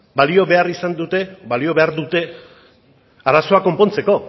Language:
Basque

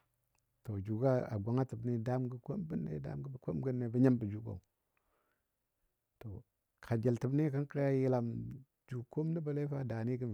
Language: Dadiya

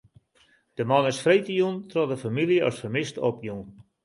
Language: Western Frisian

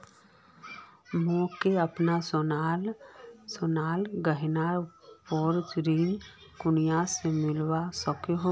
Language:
Magahi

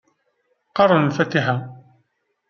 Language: Kabyle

